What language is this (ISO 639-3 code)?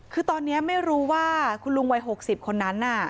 tha